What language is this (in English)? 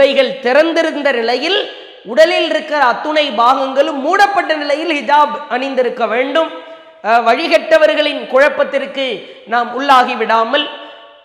Arabic